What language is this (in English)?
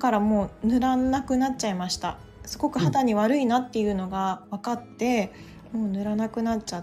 Japanese